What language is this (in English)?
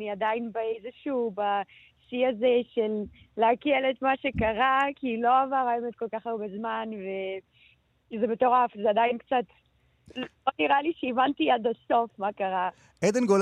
Hebrew